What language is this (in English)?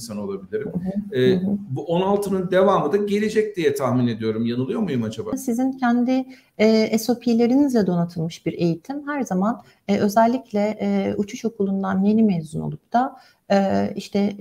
Turkish